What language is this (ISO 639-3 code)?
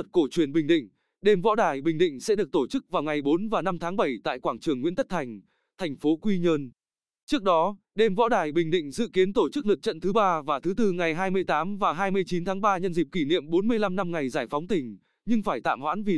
vie